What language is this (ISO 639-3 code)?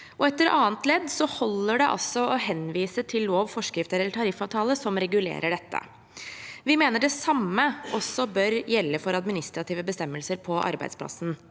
nor